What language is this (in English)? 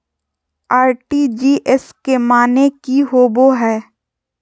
Magahi